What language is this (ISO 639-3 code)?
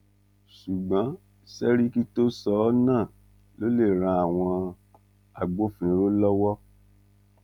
yor